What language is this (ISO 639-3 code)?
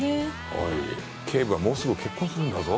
jpn